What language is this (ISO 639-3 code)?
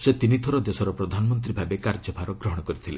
ori